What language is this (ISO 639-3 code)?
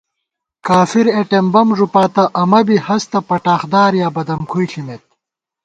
gwt